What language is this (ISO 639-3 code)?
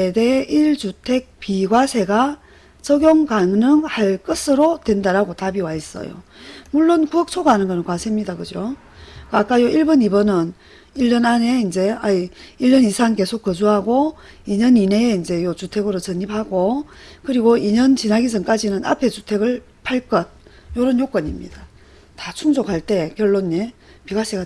kor